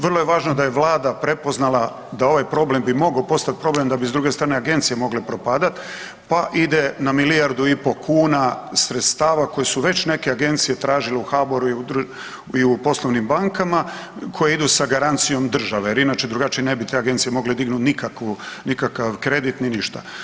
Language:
Croatian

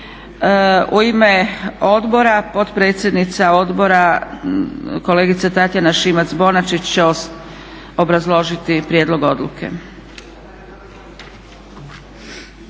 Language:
Croatian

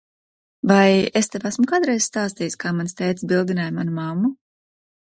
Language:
Latvian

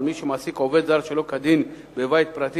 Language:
Hebrew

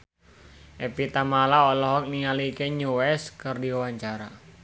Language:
Sundanese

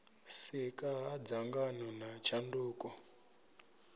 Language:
Venda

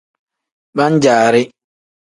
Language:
Tem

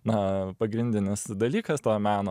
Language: Lithuanian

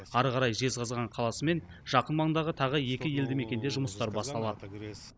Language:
Kazakh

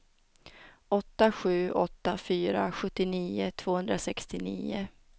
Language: Swedish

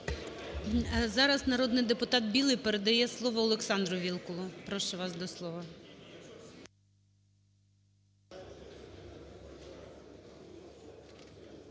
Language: Ukrainian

